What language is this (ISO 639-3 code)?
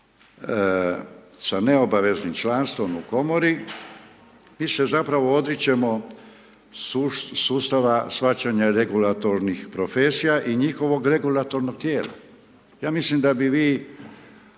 hrv